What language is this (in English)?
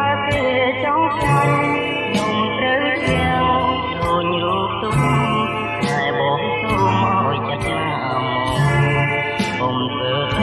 Khmer